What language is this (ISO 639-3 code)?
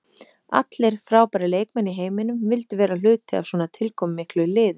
isl